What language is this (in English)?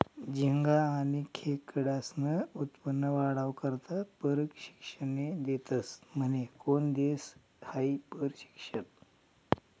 Marathi